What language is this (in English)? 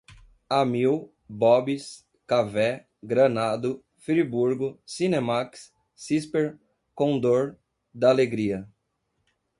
Portuguese